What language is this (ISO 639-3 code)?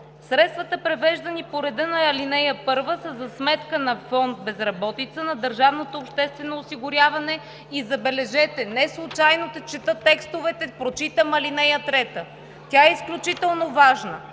bul